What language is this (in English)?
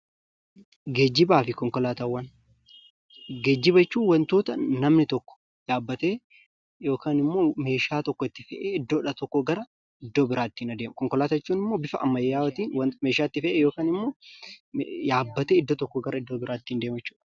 Oromo